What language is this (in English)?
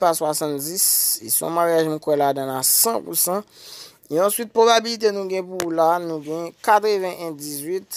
Romanian